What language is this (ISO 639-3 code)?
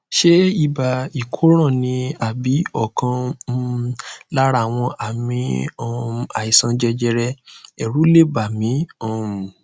yor